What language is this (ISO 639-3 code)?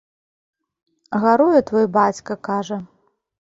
bel